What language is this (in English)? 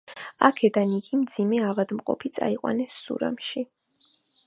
Georgian